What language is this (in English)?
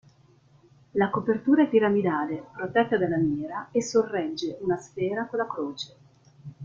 Italian